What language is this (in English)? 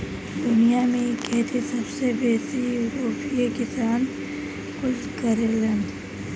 Bhojpuri